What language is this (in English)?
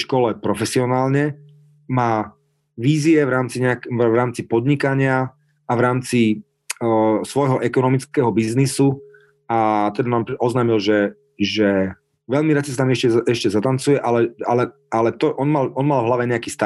Slovak